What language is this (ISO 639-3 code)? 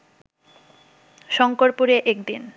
ben